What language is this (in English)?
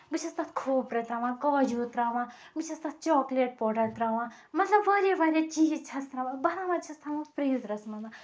Kashmiri